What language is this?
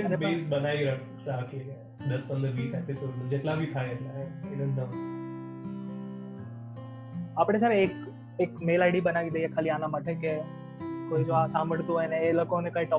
Gujarati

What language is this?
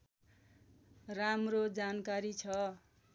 Nepali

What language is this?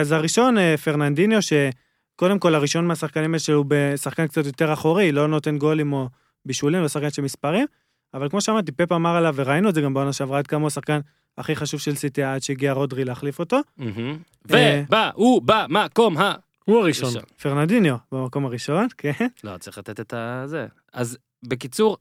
Hebrew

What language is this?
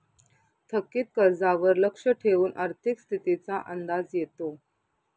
Marathi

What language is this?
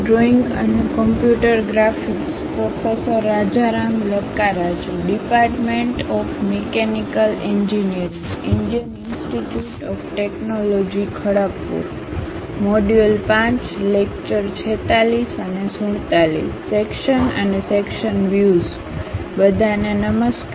Gujarati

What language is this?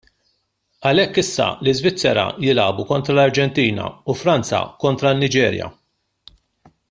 Maltese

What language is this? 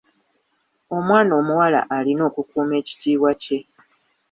Ganda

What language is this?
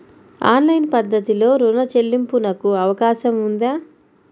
Telugu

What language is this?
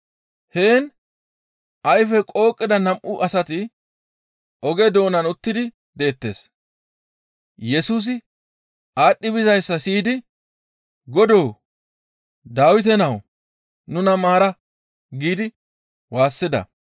Gamo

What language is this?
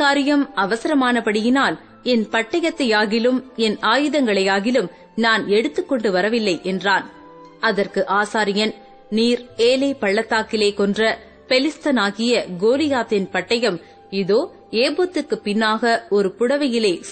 Tamil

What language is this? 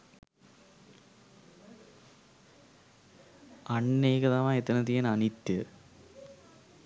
Sinhala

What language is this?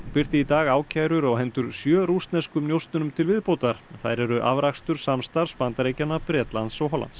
Icelandic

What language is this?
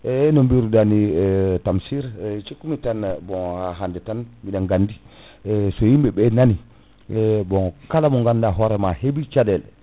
Fula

